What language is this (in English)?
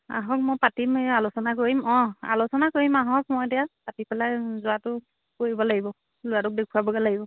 Assamese